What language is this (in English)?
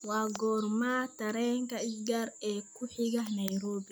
Somali